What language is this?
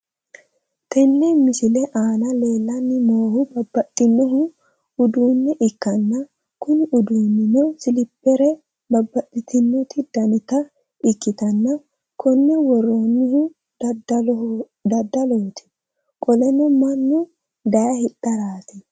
Sidamo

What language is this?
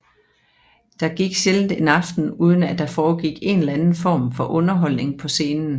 Danish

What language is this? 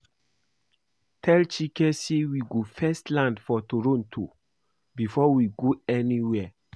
Nigerian Pidgin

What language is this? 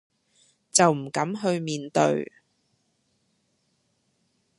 Cantonese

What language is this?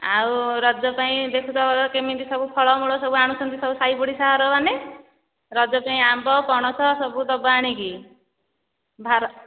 Odia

